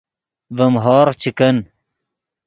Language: Yidgha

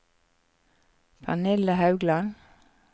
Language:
Norwegian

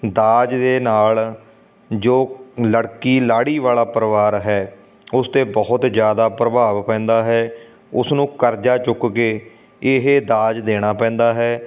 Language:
Punjabi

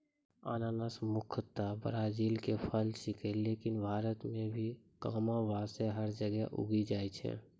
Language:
Maithili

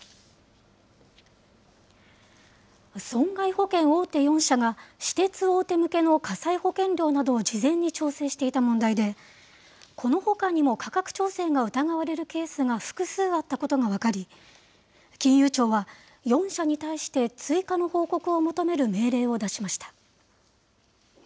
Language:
Japanese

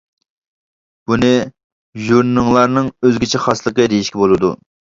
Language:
Uyghur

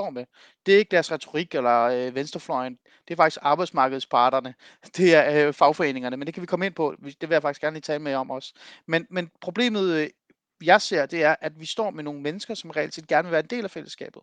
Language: Danish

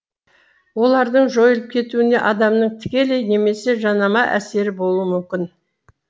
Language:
Kazakh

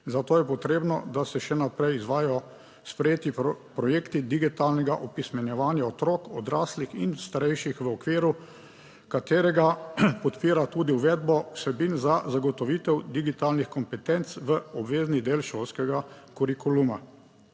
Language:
Slovenian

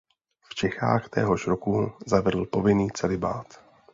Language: Czech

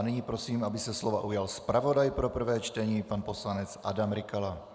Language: Czech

